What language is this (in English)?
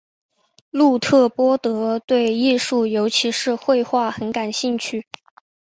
Chinese